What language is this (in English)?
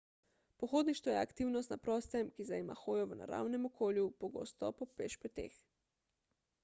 Slovenian